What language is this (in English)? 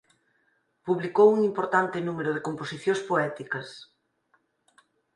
Galician